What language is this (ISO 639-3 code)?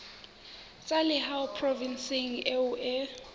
sot